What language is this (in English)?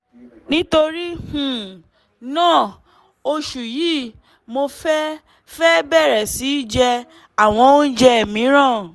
Yoruba